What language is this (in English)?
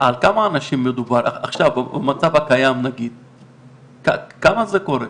Hebrew